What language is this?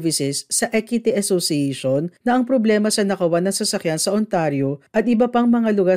Filipino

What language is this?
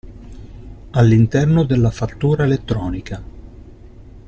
Italian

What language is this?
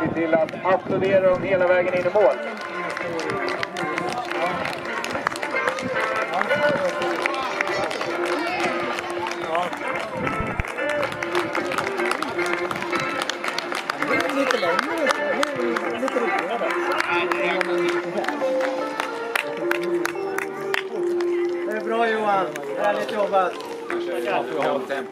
Swedish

